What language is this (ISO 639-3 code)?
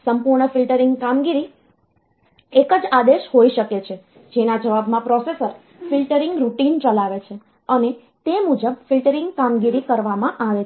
guj